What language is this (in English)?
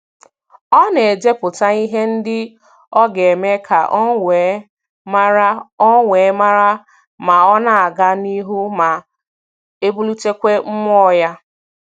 Igbo